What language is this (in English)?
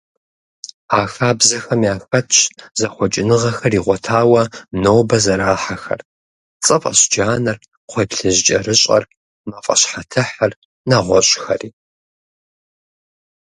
Kabardian